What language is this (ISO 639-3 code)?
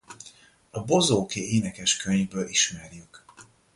hun